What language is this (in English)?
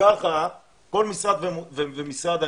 Hebrew